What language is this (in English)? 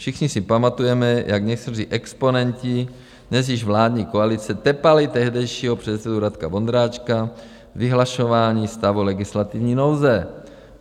Czech